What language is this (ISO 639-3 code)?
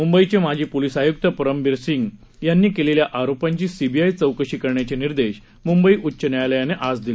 mar